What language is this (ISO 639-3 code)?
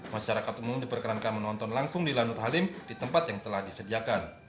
ind